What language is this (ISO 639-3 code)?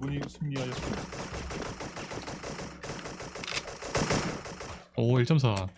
kor